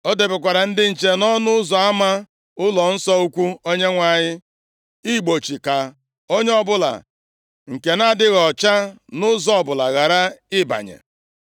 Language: Igbo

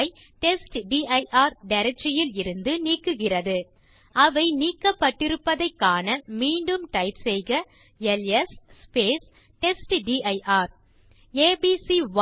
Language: Tamil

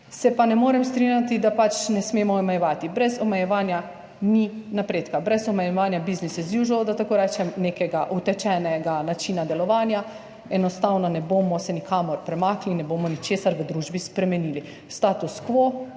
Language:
Slovenian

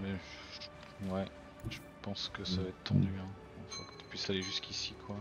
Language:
French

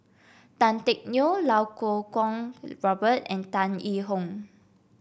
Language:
English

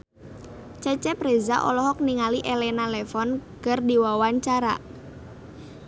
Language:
Sundanese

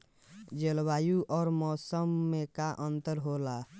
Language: Bhojpuri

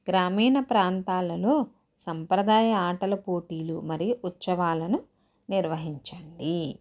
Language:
Telugu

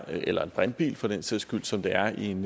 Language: Danish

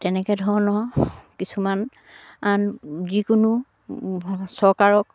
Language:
Assamese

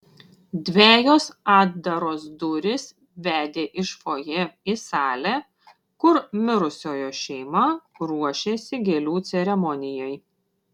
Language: Lithuanian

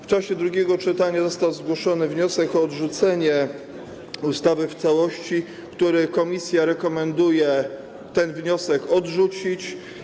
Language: Polish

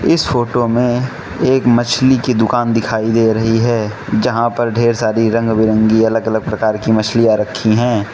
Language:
Hindi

